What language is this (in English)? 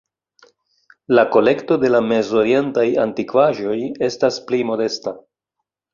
Esperanto